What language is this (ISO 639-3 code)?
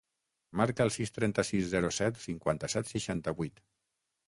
cat